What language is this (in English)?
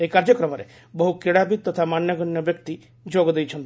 Odia